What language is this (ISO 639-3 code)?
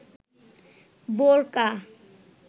ben